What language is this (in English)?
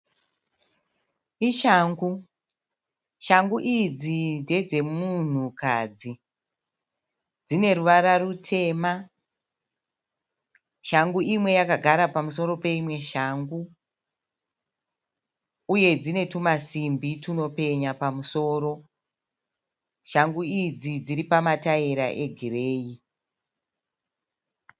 Shona